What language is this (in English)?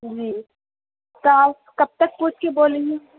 Urdu